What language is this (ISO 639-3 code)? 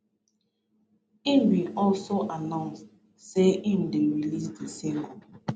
pcm